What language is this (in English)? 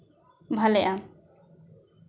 Santali